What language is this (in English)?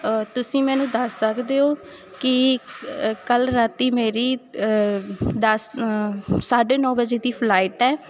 Punjabi